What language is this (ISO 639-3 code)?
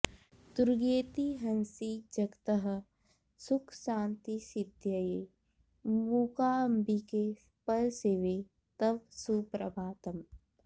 san